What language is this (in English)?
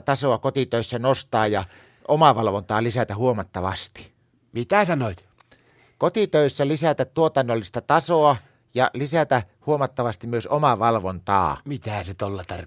Finnish